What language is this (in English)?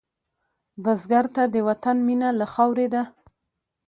Pashto